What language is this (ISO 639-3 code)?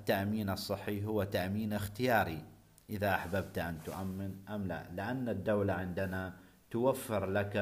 ara